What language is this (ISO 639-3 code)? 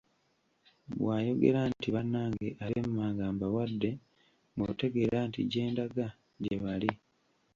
lug